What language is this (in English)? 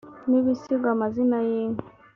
Kinyarwanda